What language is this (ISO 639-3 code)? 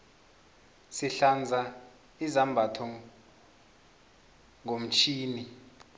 nbl